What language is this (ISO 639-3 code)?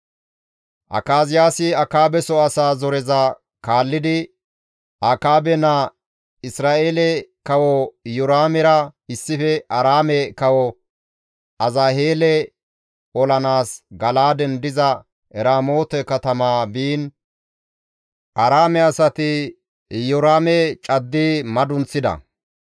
gmv